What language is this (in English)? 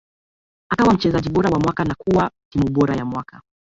Swahili